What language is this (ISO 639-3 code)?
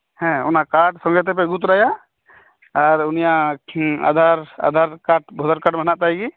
sat